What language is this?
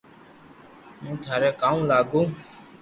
Loarki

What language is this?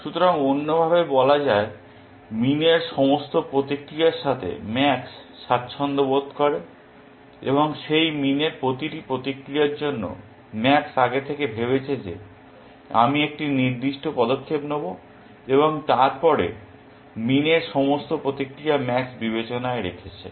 Bangla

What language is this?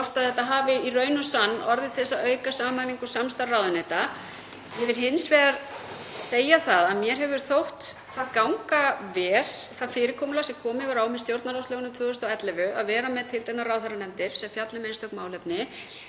Icelandic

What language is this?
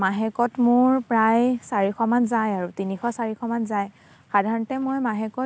Assamese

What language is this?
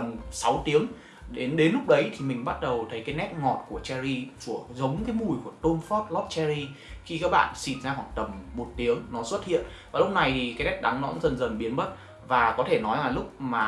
Vietnamese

